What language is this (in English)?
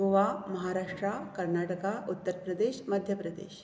Konkani